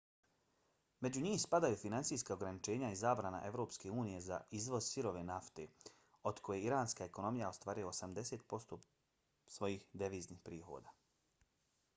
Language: Bosnian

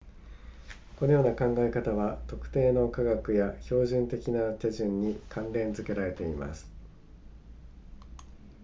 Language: Japanese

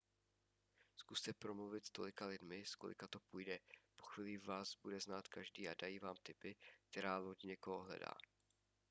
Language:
Czech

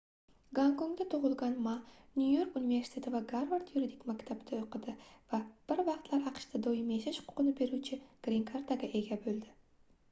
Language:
Uzbek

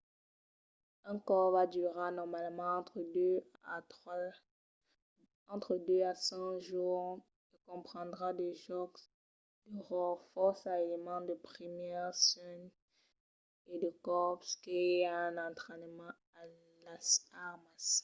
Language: Occitan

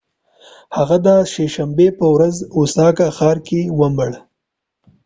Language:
Pashto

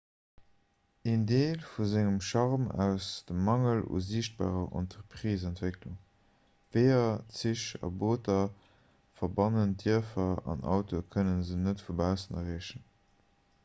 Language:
Luxembourgish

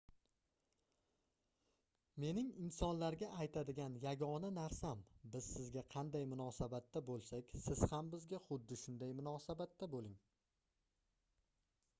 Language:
Uzbek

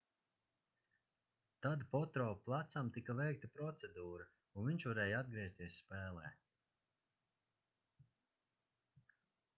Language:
Latvian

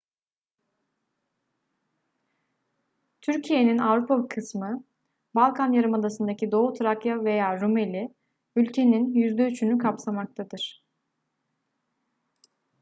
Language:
Turkish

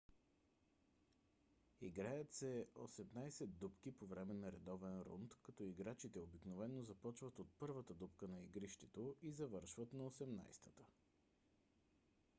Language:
Bulgarian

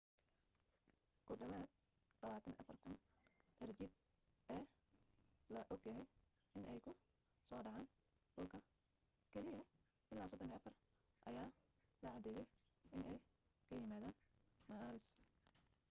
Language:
Somali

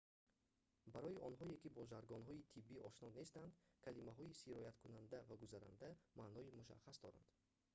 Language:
Tajik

